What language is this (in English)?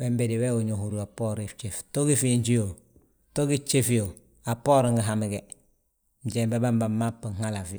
Balanta-Ganja